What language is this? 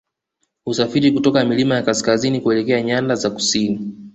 Swahili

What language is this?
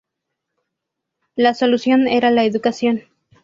Spanish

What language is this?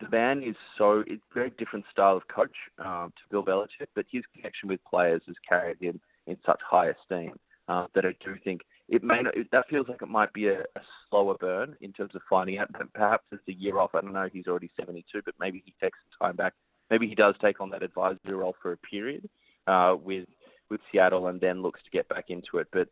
English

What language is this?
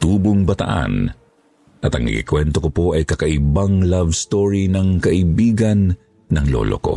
Filipino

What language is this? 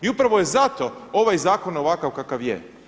Croatian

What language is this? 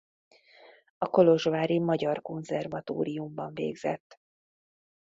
Hungarian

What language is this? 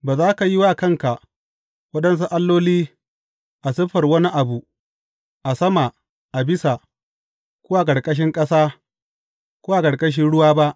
Hausa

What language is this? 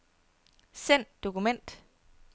Danish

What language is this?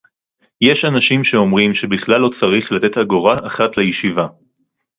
Hebrew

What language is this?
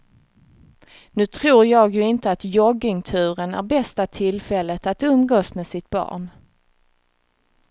Swedish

